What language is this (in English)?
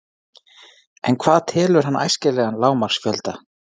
Icelandic